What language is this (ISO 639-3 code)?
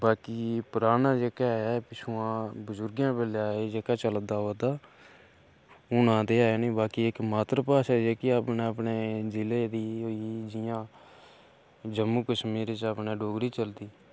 doi